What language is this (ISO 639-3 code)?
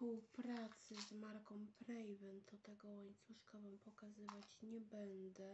pol